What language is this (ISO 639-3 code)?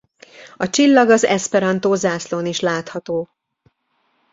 hun